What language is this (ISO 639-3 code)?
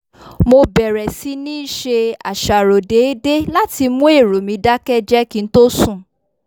yor